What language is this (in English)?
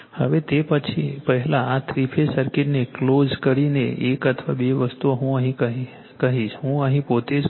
Gujarati